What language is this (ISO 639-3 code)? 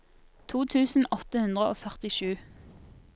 nor